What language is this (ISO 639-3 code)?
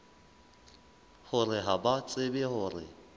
sot